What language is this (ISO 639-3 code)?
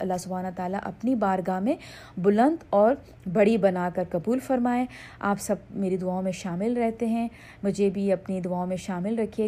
urd